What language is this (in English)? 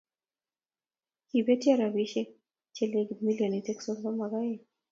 Kalenjin